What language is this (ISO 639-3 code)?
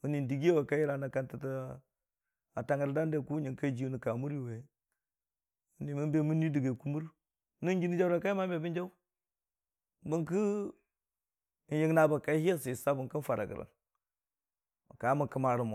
cfa